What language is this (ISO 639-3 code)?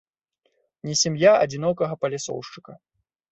bel